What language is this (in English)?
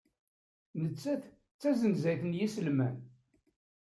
Kabyle